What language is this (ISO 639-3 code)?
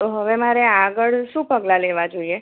guj